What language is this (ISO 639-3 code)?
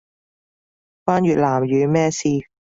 yue